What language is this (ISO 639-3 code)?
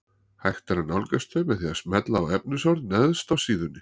isl